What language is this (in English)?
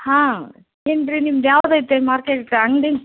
Kannada